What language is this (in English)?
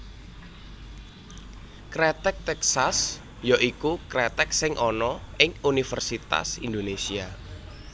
Javanese